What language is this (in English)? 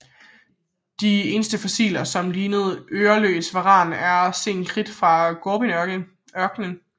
Danish